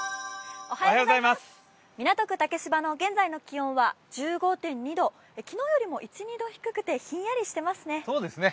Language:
Japanese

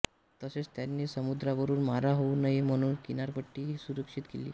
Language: Marathi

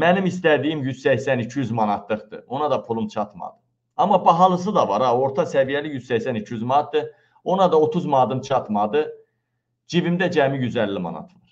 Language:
Turkish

